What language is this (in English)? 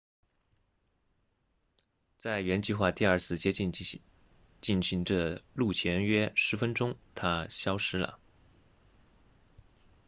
Chinese